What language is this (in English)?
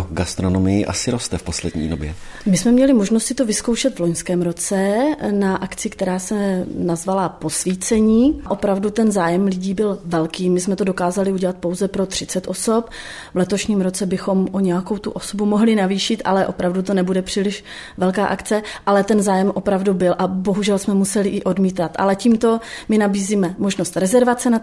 Czech